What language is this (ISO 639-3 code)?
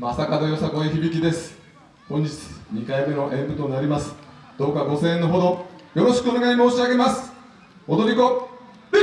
jpn